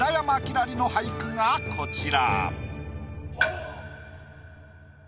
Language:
Japanese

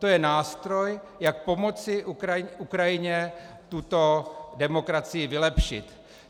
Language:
Czech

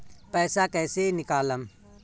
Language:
Bhojpuri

